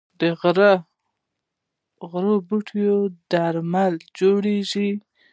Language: Pashto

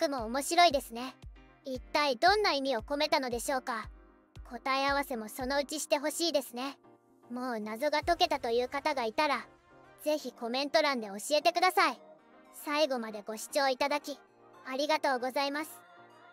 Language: Japanese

